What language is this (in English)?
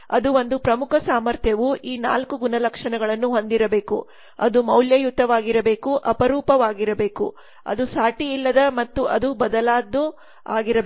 Kannada